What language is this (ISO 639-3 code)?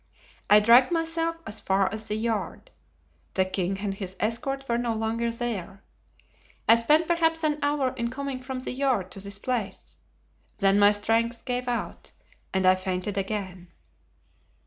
eng